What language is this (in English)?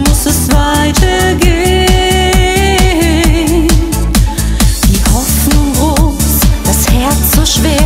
Romanian